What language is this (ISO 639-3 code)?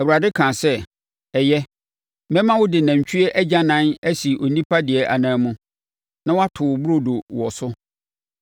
aka